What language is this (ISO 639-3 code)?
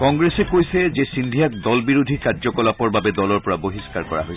asm